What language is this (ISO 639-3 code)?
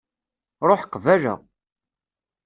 kab